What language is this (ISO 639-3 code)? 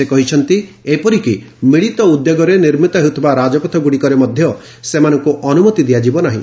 ori